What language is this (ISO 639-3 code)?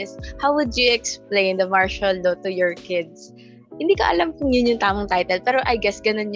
fil